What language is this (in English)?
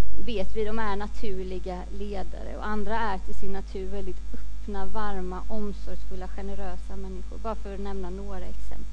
Swedish